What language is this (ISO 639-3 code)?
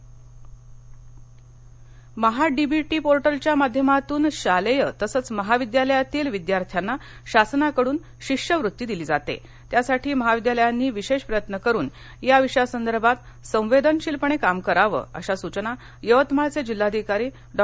mar